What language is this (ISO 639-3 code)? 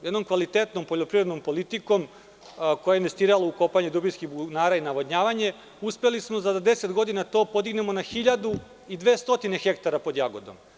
srp